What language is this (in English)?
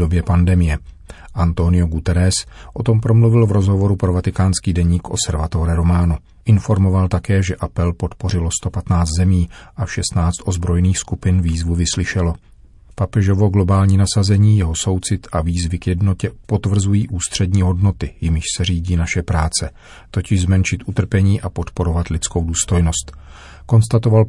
Czech